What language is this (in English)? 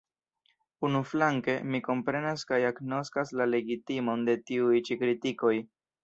Esperanto